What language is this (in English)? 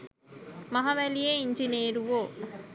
Sinhala